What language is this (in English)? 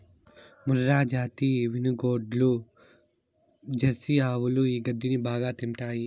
Telugu